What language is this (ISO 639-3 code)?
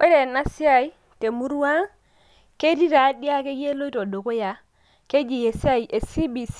mas